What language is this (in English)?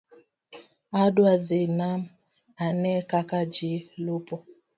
Luo (Kenya and Tanzania)